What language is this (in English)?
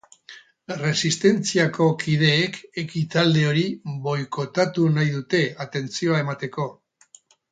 Basque